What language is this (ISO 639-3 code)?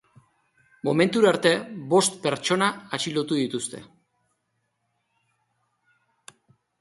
eus